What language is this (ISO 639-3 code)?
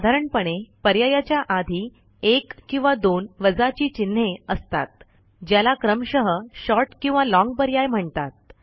mar